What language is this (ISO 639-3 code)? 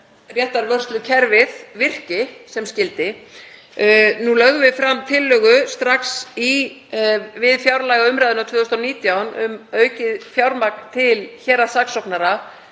isl